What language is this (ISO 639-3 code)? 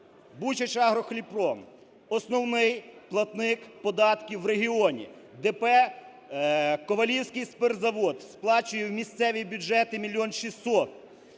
ukr